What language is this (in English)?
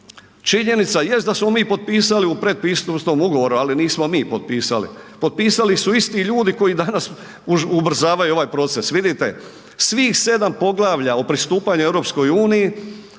Croatian